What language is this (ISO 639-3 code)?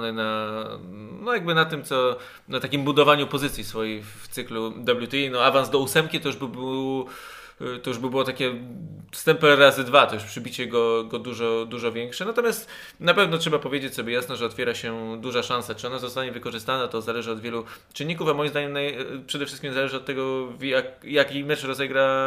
pol